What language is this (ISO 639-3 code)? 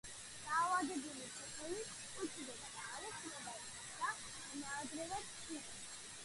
kat